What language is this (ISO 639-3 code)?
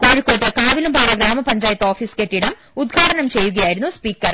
mal